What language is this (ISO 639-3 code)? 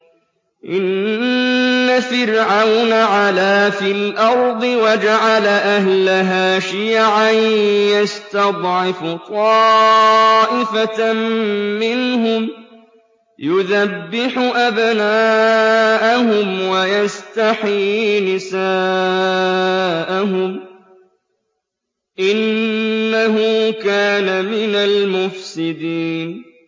ara